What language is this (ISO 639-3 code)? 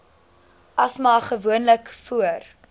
afr